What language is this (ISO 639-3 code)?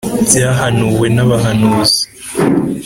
kin